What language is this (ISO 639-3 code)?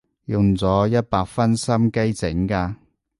yue